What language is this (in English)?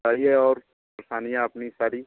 Hindi